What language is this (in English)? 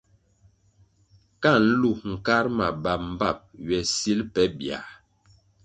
Kwasio